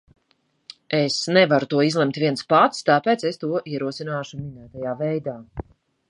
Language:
Latvian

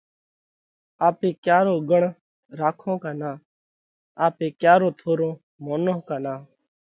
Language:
Parkari Koli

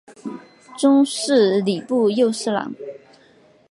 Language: Chinese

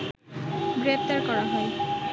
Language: Bangla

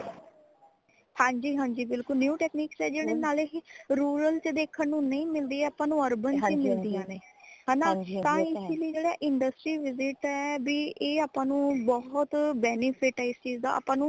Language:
Punjabi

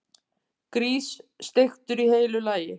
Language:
Icelandic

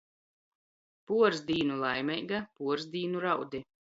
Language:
Latgalian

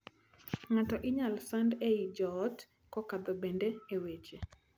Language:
Luo (Kenya and Tanzania)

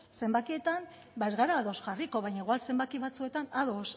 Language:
Basque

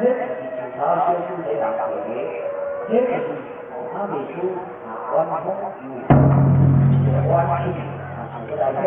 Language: Indonesian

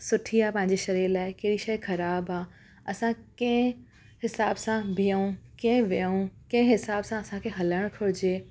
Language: Sindhi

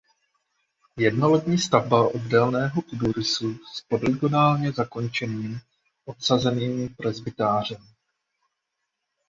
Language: Czech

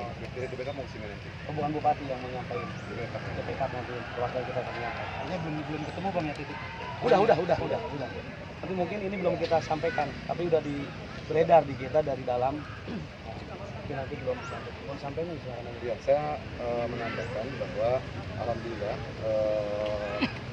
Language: Indonesian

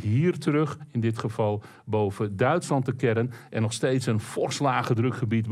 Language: Dutch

